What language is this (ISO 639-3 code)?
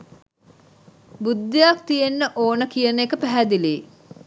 sin